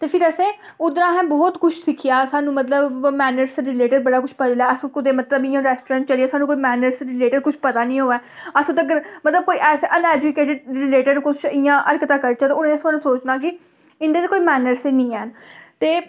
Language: Dogri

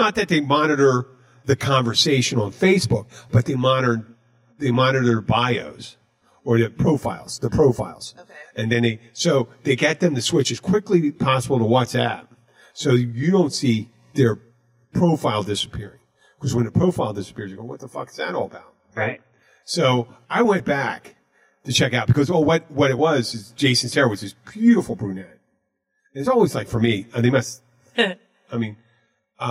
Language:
English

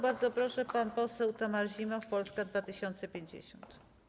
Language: Polish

